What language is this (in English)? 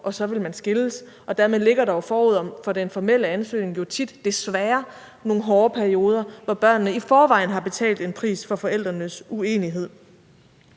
Danish